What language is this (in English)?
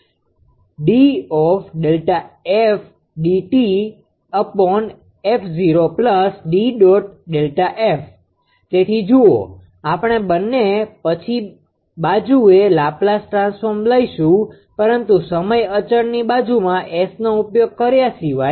Gujarati